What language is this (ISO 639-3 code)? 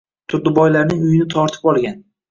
uzb